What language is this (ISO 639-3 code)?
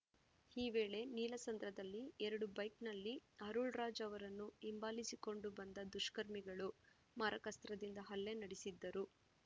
kan